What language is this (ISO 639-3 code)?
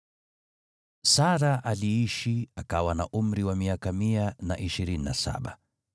swa